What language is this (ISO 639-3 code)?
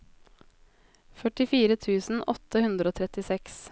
nor